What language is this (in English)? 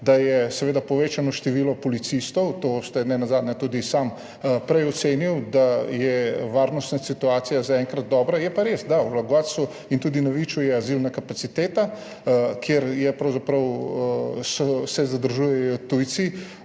Slovenian